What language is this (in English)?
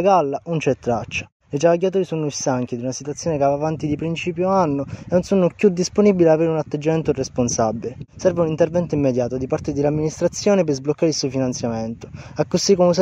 Italian